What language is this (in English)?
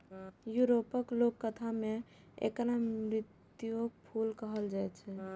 Maithili